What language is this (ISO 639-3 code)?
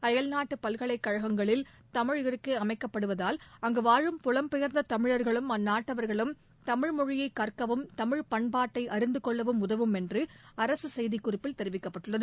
tam